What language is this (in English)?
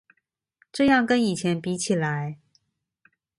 Chinese